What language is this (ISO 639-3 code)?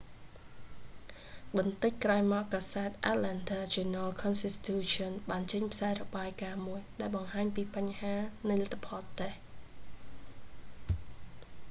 khm